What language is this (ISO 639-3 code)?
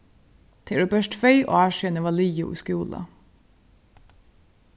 fao